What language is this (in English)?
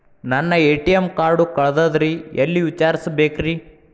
Kannada